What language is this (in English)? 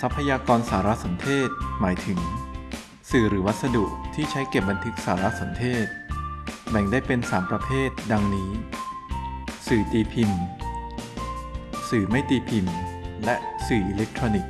Thai